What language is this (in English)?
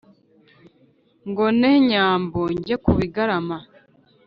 Kinyarwanda